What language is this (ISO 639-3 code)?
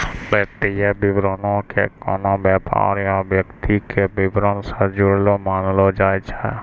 mai